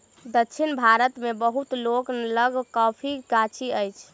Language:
Maithili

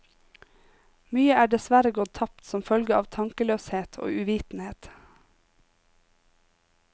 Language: Norwegian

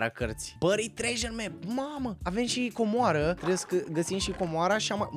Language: Romanian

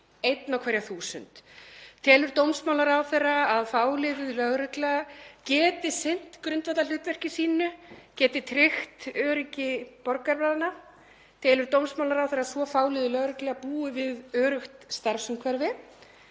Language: Icelandic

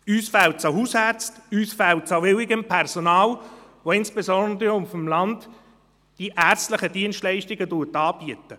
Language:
Swiss German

